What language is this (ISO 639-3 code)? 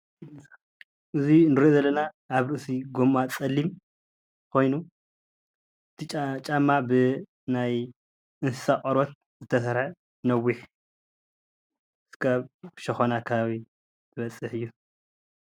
tir